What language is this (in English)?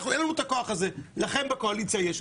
Hebrew